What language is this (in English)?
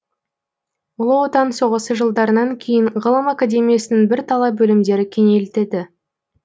Kazakh